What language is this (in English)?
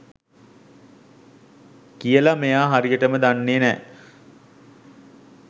Sinhala